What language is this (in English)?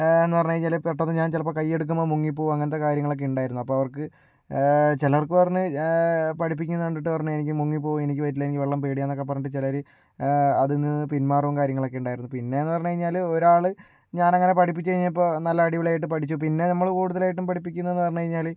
Malayalam